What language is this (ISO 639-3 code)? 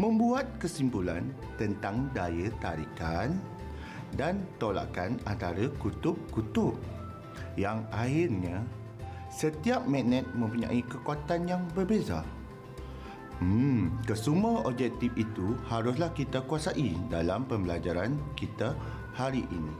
msa